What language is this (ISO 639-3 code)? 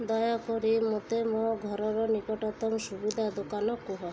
ori